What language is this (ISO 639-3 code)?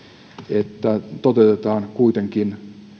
fin